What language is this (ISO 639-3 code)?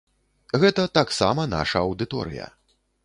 bel